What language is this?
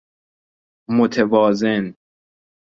Persian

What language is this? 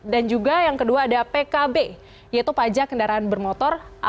Indonesian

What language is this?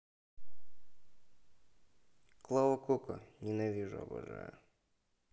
Russian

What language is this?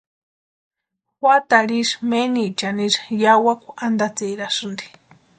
Western Highland Purepecha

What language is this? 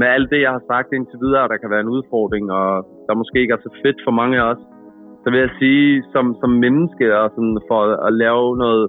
Danish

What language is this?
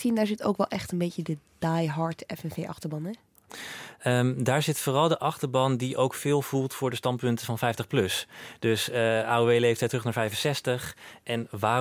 Dutch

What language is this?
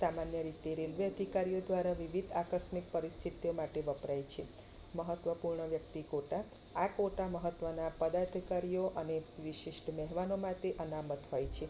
Gujarati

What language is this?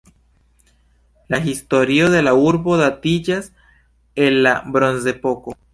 Esperanto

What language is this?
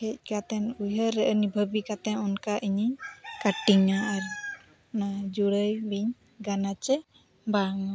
Santali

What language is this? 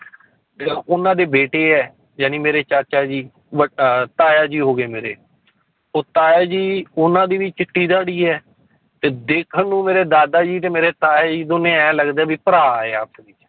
Punjabi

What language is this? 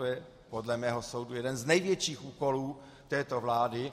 Czech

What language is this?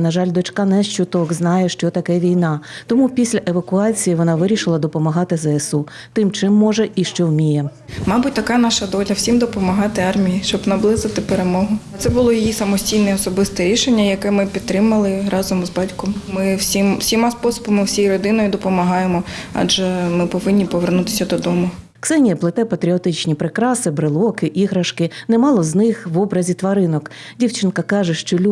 Ukrainian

